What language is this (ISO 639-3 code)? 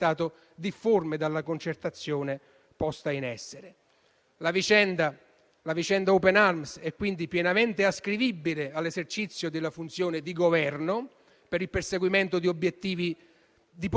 ita